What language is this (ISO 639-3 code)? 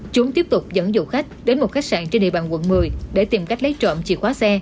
vie